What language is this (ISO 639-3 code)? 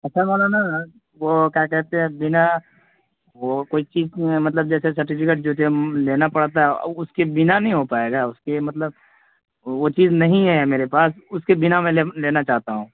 urd